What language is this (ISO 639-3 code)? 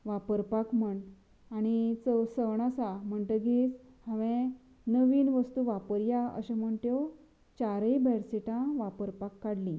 kok